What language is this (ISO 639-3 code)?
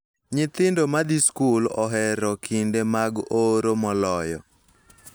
luo